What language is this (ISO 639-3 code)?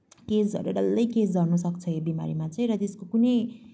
nep